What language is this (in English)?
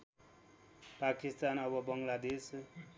Nepali